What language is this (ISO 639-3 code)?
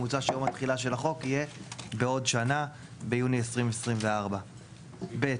heb